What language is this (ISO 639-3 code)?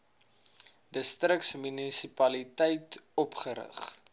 afr